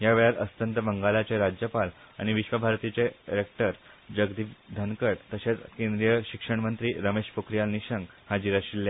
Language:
Konkani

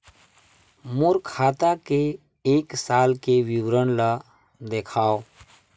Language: Chhattisgarhi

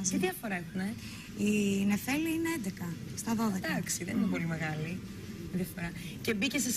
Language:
Greek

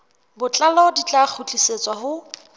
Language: Southern Sotho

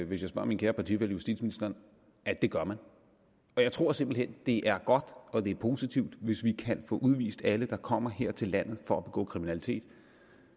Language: Danish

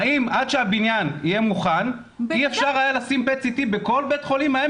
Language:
Hebrew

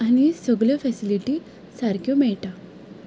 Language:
Konkani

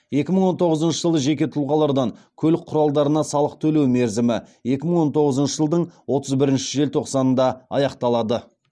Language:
Kazakh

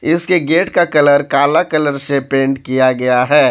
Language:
Hindi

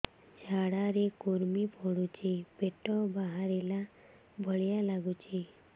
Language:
Odia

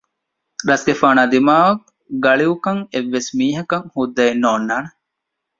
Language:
Divehi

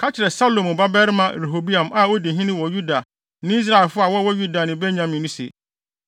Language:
Akan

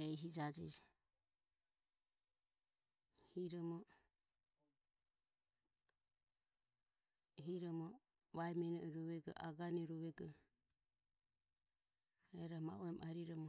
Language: Ömie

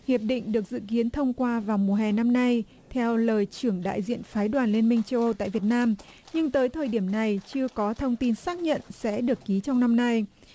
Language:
Vietnamese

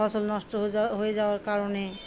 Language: Bangla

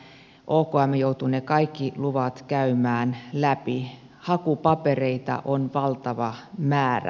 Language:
Finnish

